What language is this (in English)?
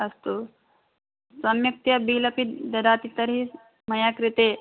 Sanskrit